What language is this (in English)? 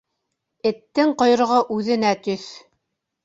Bashkir